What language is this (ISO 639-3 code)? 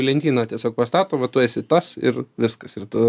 lit